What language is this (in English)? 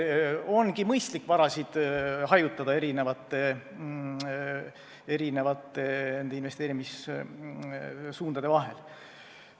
Estonian